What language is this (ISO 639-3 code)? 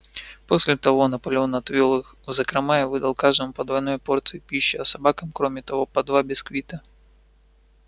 rus